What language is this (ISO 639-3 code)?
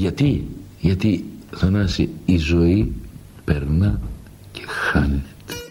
ell